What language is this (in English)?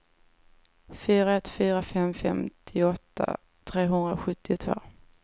Swedish